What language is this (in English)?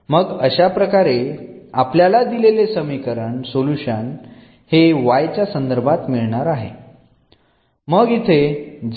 Marathi